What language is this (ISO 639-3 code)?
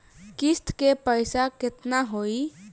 bho